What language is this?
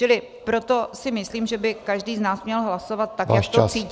Czech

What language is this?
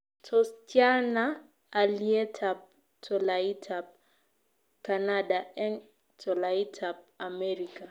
Kalenjin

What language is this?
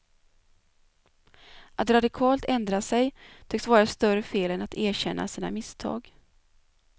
Swedish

